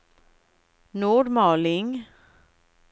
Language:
Swedish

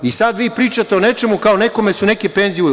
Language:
Serbian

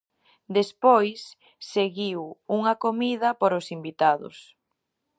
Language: Galician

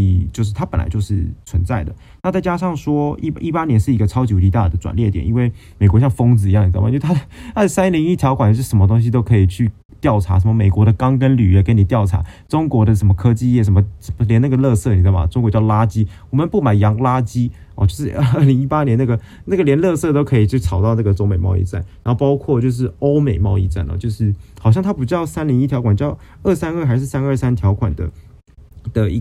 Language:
Chinese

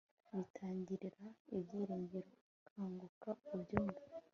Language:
Kinyarwanda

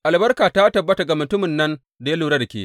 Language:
Hausa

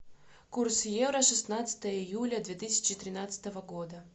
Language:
Russian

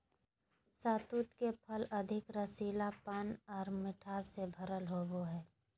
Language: Magahi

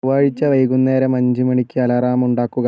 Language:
Malayalam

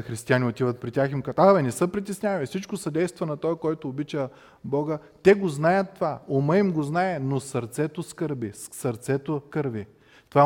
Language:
Bulgarian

